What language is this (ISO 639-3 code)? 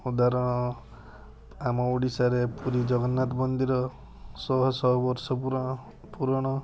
ori